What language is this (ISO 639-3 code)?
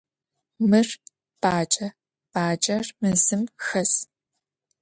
ady